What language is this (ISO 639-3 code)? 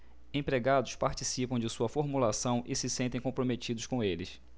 por